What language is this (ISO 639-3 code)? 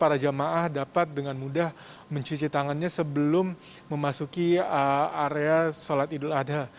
ind